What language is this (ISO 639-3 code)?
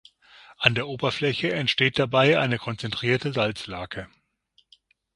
deu